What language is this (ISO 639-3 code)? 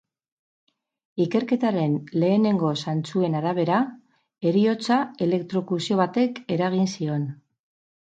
eus